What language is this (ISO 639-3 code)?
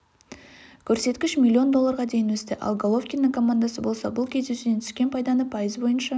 kaz